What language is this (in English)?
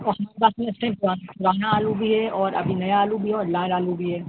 Urdu